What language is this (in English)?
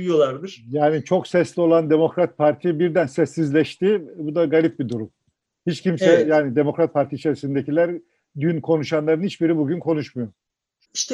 Turkish